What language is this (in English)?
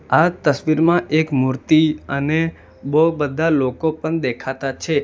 Gujarati